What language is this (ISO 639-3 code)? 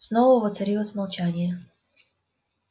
rus